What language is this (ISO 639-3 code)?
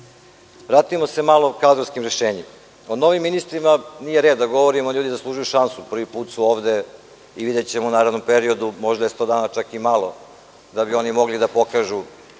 srp